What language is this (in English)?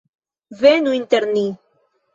Esperanto